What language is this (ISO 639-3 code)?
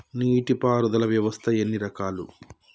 tel